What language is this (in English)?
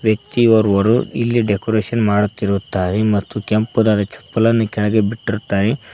Kannada